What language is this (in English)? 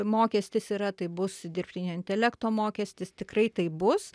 Lithuanian